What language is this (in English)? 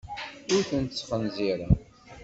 Kabyle